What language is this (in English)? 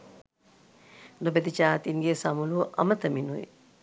Sinhala